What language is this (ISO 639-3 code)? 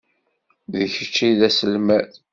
kab